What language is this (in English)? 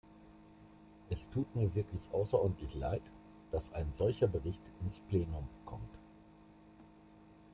German